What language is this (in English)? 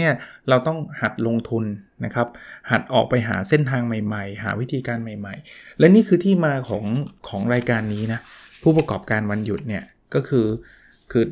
Thai